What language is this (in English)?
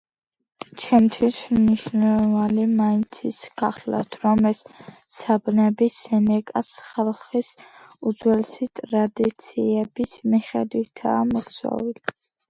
Georgian